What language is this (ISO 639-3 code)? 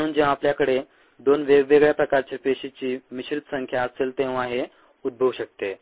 mar